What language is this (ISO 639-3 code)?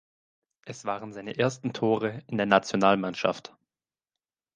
deu